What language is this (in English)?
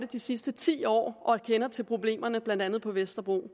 Danish